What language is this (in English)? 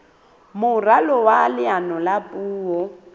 Southern Sotho